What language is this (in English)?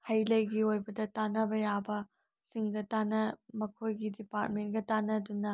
Manipuri